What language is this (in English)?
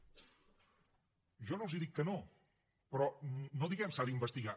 Catalan